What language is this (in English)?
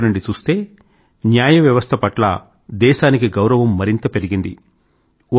Telugu